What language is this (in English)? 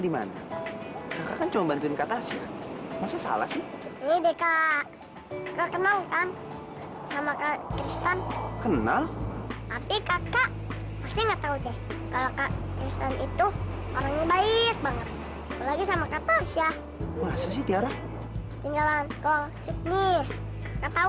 Indonesian